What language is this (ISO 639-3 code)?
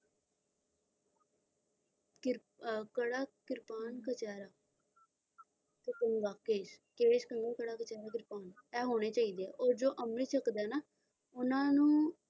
pan